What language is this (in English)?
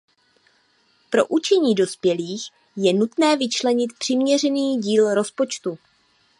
Czech